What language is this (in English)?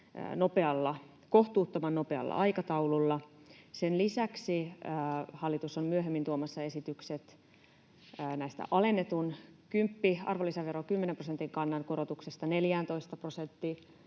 Finnish